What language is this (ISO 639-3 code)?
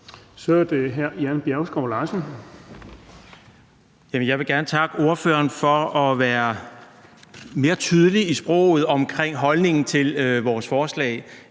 dan